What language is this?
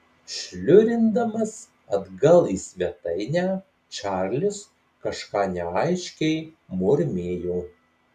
Lithuanian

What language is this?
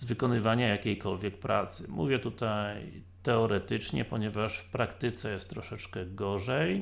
Polish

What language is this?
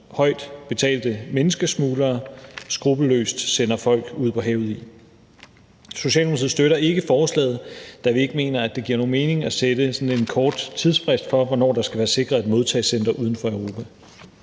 Danish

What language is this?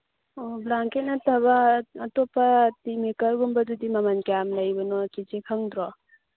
Manipuri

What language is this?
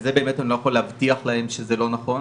Hebrew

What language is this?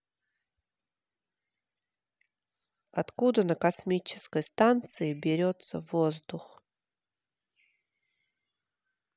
Russian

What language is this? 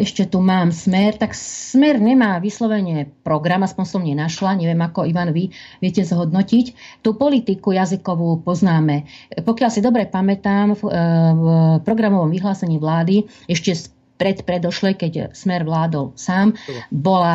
Slovak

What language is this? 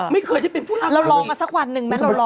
Thai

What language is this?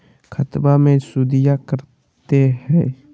Magahi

